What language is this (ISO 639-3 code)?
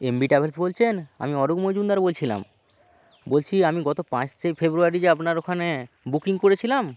ben